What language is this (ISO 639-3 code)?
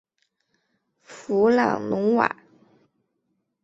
zho